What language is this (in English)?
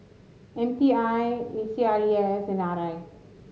English